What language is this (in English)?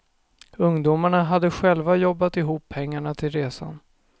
Swedish